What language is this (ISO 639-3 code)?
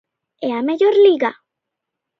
glg